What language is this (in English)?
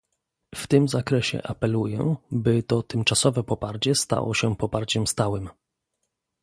Polish